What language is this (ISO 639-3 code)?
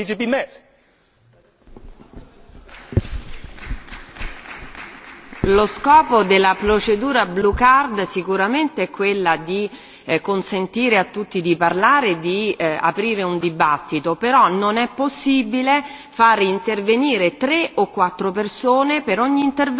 ita